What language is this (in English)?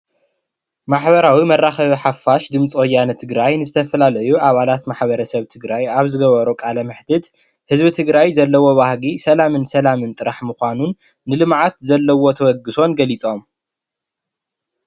Tigrinya